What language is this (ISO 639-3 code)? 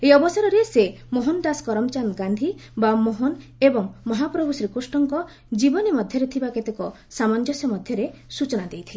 ori